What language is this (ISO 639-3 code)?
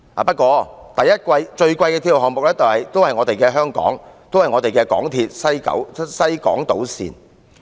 yue